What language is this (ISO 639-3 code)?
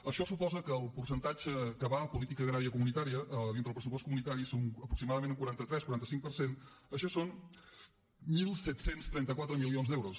cat